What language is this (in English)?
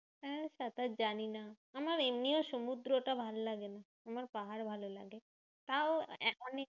Bangla